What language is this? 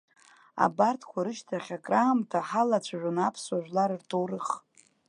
Abkhazian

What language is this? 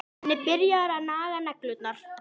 Icelandic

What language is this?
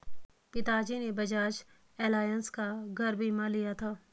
Hindi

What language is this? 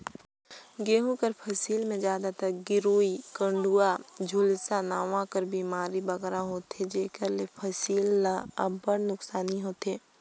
Chhattisgarhi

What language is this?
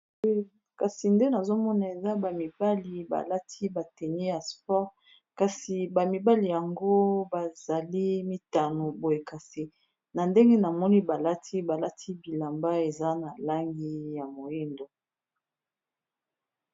Lingala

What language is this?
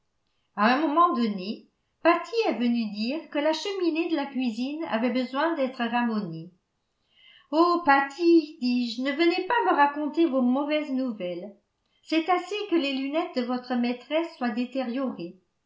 French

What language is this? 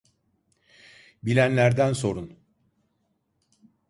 Turkish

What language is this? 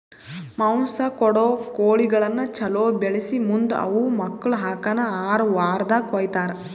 Kannada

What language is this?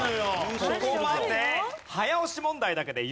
Japanese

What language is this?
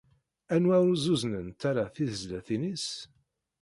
Kabyle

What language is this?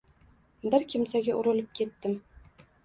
Uzbek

